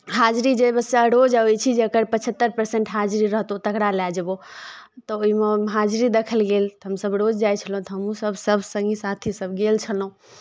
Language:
Maithili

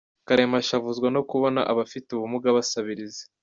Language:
Kinyarwanda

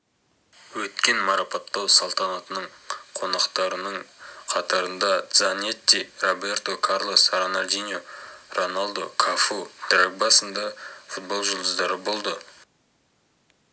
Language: Kazakh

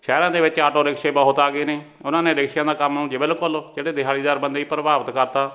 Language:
Punjabi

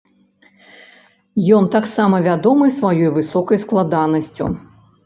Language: Belarusian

